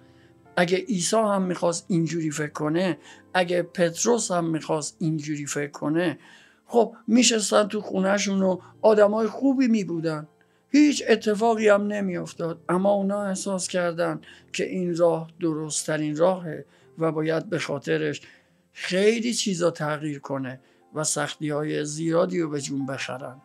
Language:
Persian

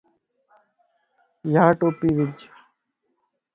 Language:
Lasi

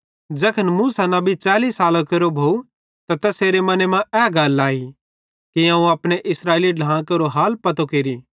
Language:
Bhadrawahi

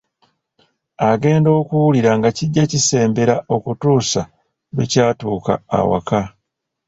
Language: Ganda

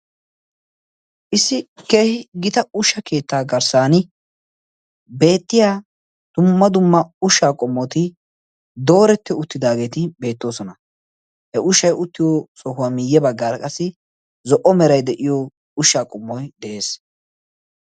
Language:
Wolaytta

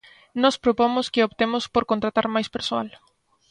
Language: Galician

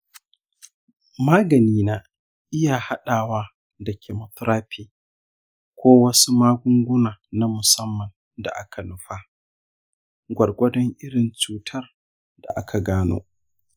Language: Hausa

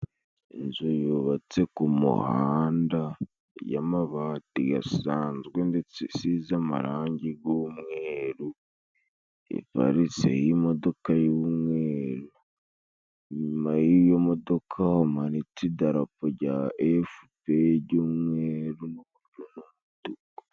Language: Kinyarwanda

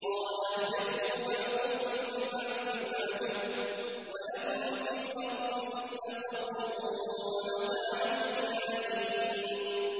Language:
Arabic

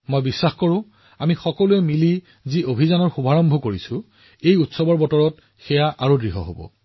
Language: Assamese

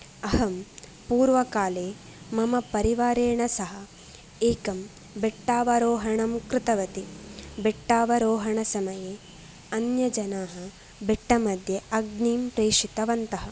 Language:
Sanskrit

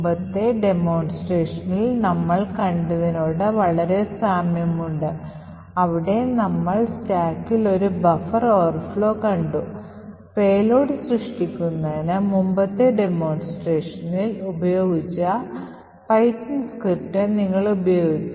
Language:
Malayalam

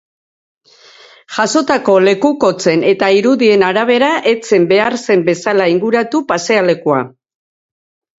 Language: Basque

